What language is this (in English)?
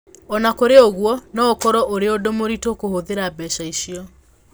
Kikuyu